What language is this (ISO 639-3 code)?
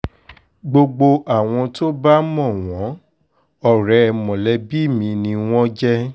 yor